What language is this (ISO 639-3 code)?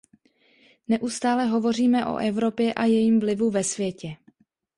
ces